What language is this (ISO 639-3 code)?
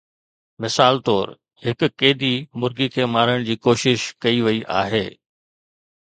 snd